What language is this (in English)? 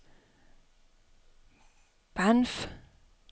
Danish